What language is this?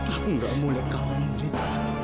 Indonesian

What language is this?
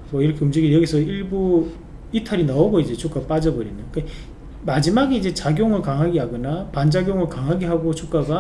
Korean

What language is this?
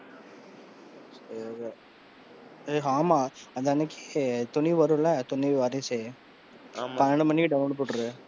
Tamil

